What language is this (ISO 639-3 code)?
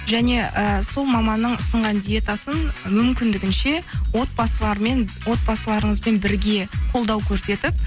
kaz